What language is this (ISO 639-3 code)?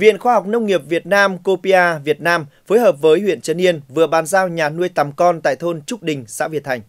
vie